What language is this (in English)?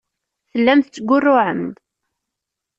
Kabyle